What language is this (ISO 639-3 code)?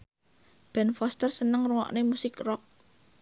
jav